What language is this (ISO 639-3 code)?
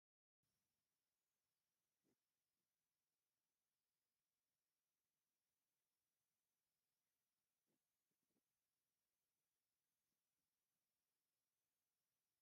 tir